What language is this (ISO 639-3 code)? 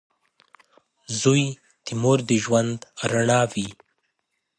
pus